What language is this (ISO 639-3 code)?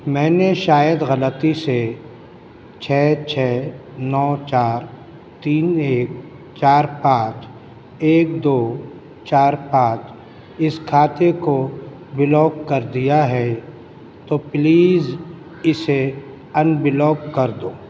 urd